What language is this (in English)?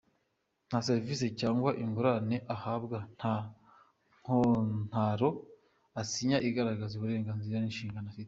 Kinyarwanda